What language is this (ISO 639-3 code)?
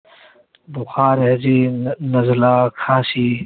urd